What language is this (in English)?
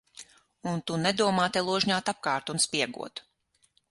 Latvian